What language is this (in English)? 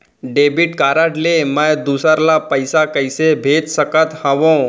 Chhattisgarhi